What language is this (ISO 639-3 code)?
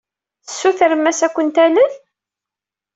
kab